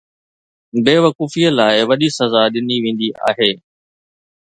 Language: Sindhi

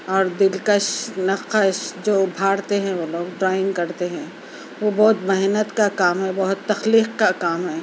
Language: Urdu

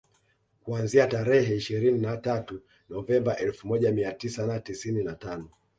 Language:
Swahili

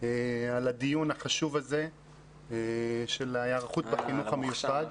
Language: Hebrew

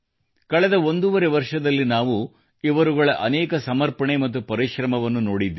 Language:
Kannada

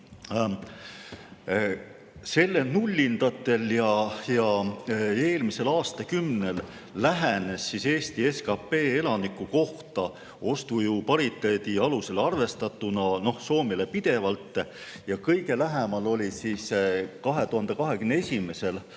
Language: Estonian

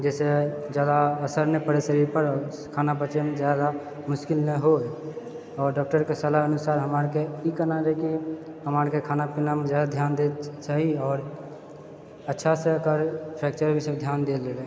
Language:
Maithili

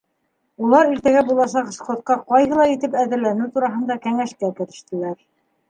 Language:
Bashkir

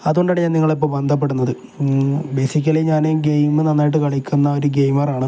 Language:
Malayalam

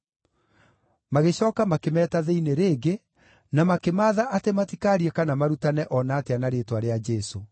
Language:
Kikuyu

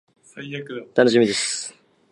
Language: Japanese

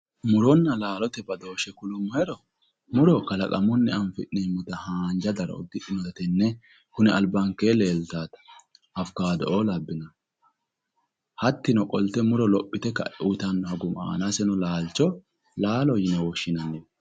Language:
Sidamo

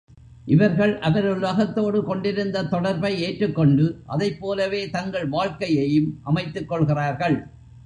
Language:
Tamil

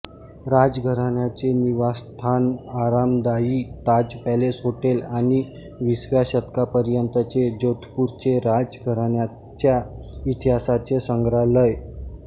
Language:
Marathi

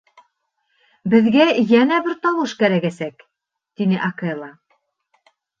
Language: Bashkir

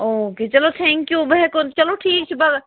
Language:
Kashmiri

